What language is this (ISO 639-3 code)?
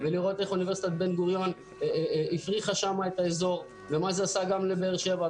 heb